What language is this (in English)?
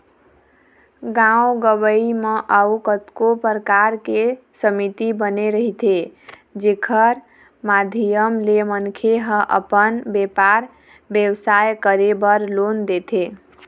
Chhattisgarhi